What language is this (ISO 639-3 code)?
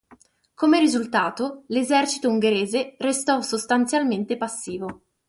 ita